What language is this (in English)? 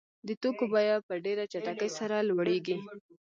Pashto